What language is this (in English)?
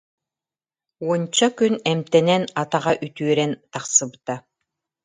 Yakut